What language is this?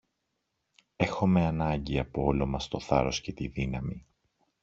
Greek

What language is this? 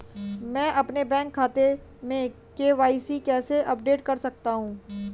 Hindi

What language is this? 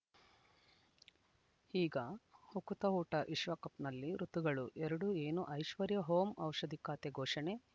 Kannada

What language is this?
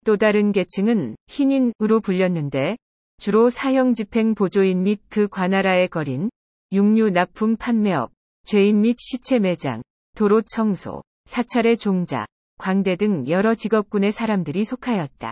Korean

